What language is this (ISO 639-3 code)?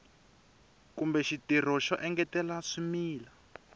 tso